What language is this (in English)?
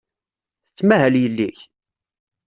Kabyle